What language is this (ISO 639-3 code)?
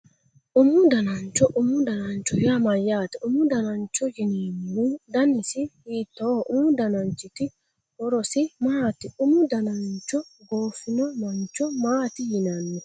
sid